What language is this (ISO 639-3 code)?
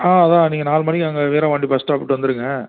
tam